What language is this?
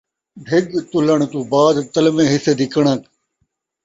Saraiki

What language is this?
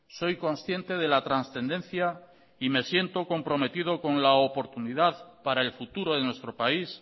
Spanish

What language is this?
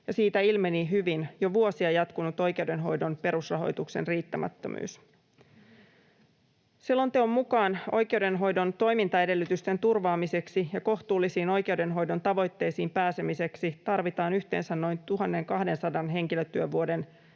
Finnish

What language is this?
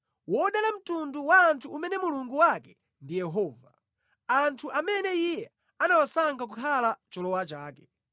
Nyanja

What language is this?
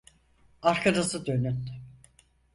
Turkish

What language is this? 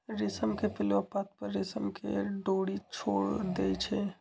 Magahi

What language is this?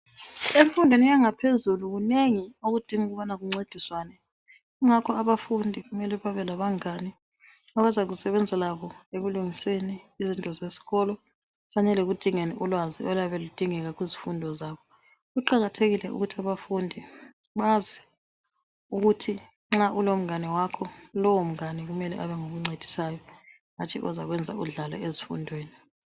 North Ndebele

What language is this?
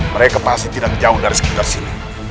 Indonesian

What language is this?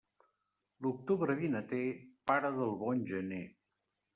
Catalan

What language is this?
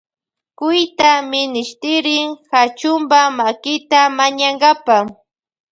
Loja Highland Quichua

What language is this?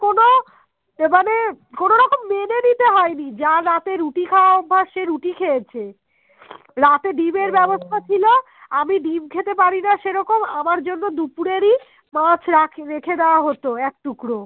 Bangla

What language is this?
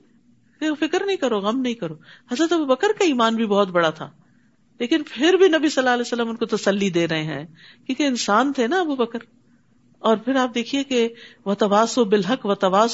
Urdu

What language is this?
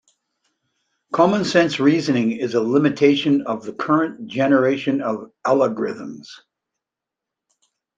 English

